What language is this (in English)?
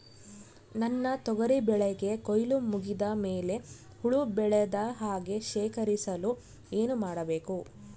Kannada